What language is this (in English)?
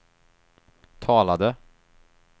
Swedish